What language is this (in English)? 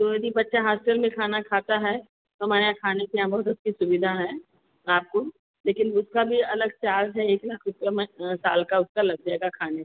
Hindi